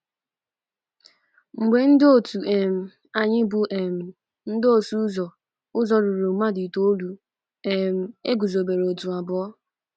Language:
Igbo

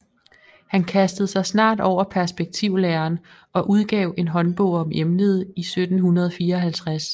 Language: Danish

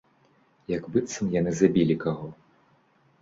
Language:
Belarusian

